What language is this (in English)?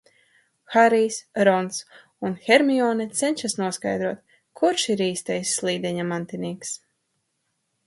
Latvian